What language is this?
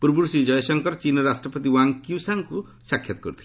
Odia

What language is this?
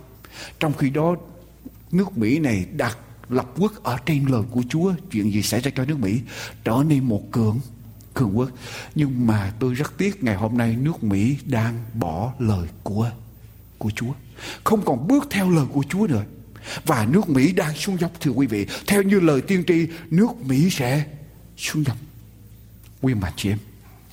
Vietnamese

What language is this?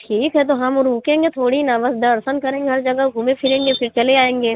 Hindi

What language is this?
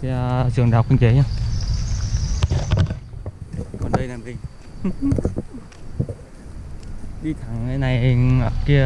Vietnamese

